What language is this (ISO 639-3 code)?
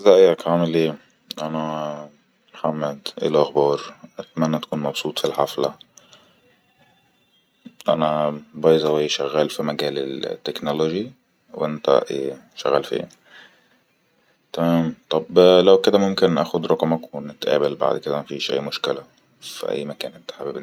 arz